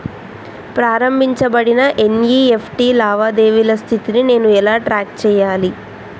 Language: Telugu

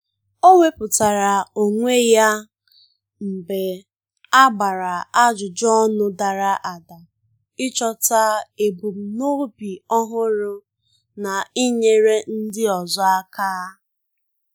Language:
Igbo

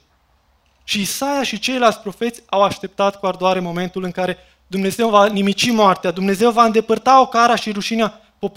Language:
Romanian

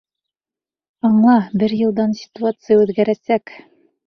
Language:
Bashkir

